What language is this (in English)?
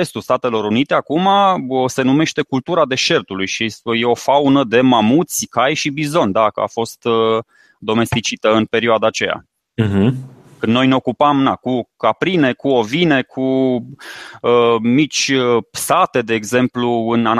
Romanian